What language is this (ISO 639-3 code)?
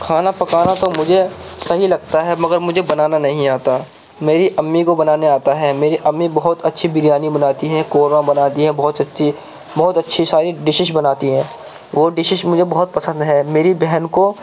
urd